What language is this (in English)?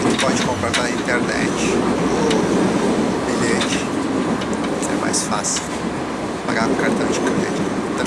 Portuguese